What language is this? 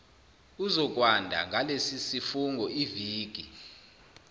Zulu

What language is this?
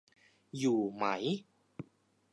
Thai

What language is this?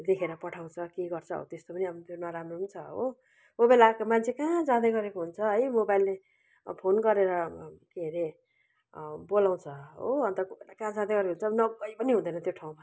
Nepali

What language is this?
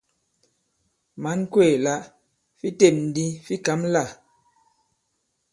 Bankon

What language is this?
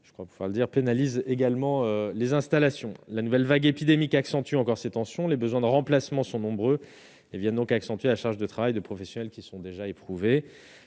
French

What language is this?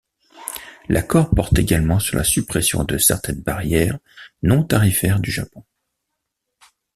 French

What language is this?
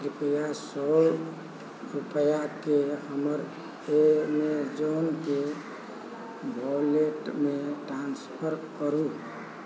Maithili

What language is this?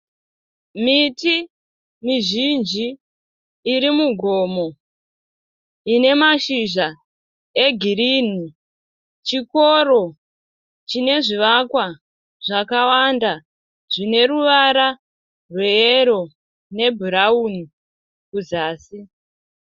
Shona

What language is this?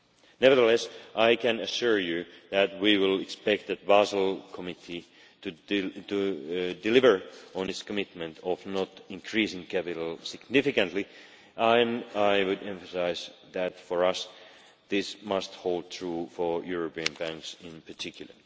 English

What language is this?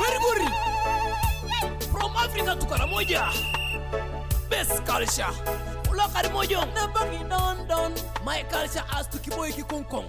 Danish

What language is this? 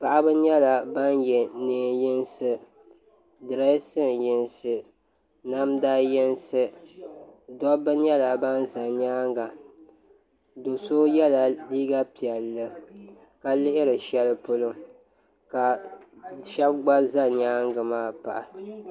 Dagbani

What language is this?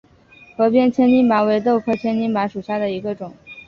Chinese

